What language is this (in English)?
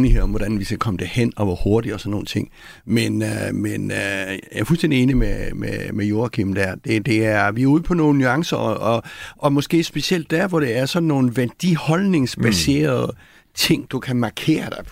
Danish